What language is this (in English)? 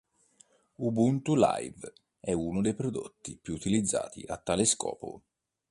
Italian